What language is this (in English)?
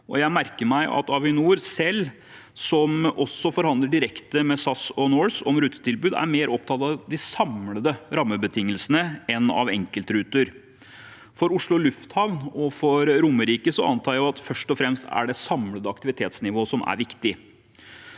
Norwegian